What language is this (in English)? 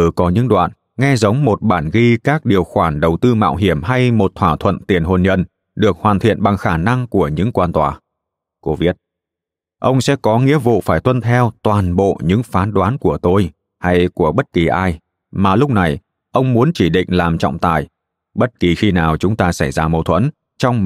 Vietnamese